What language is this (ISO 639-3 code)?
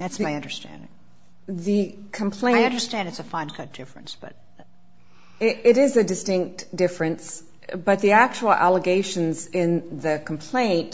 eng